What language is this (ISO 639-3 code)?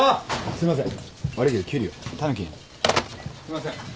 jpn